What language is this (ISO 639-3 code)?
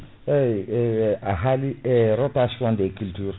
ful